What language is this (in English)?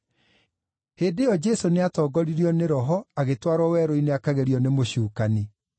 Kikuyu